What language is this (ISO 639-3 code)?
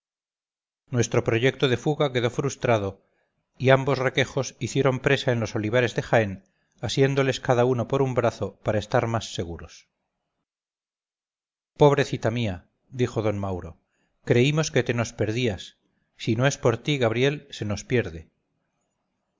spa